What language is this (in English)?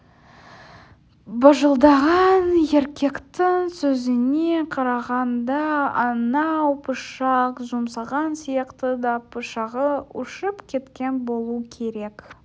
Kazakh